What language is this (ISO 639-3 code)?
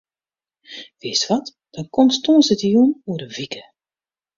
fry